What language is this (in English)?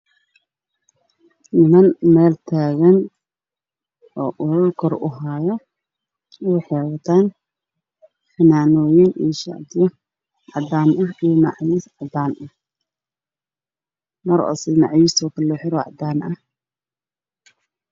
Somali